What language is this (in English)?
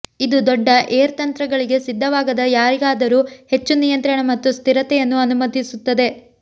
Kannada